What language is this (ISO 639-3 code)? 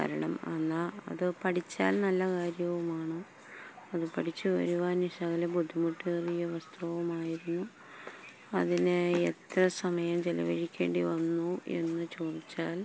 mal